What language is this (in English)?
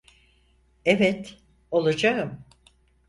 Turkish